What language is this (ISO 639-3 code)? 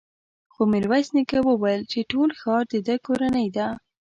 pus